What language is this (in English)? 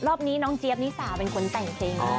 Thai